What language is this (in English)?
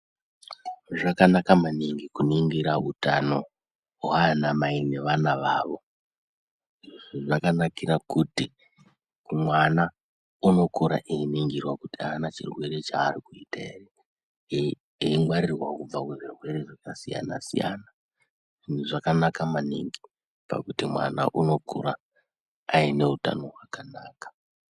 Ndau